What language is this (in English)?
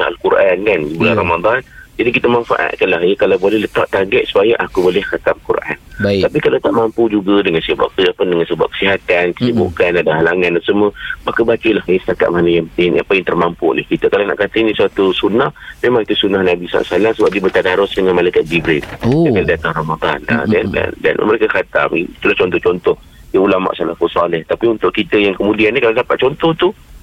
Malay